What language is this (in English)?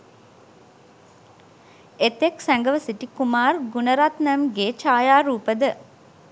Sinhala